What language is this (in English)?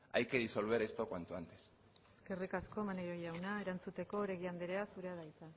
Basque